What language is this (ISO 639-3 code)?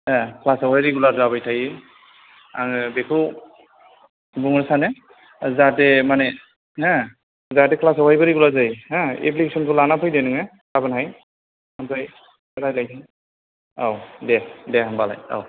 brx